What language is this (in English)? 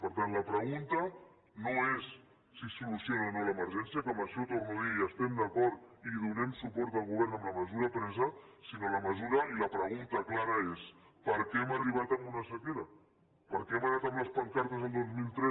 Catalan